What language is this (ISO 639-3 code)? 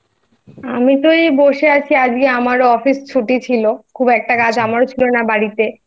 ben